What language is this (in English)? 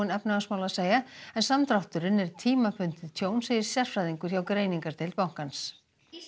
Icelandic